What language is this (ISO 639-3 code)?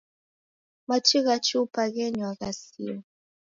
dav